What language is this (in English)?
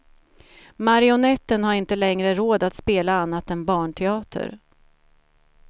Swedish